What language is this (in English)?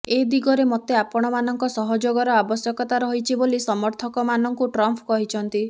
Odia